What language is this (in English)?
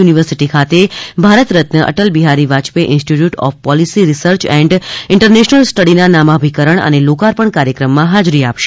Gujarati